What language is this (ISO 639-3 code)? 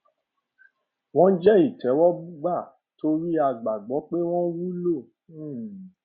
yor